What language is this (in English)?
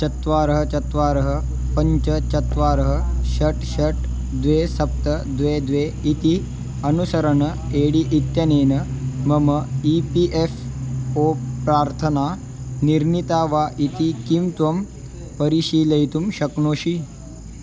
Sanskrit